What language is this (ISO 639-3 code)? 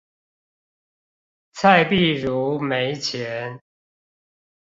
zho